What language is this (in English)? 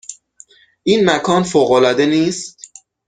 Persian